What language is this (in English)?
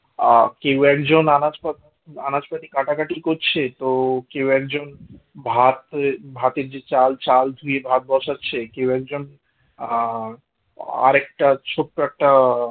Bangla